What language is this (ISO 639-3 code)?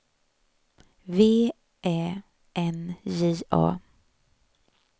swe